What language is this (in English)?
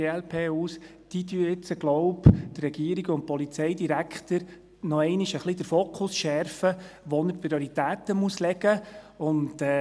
Swiss German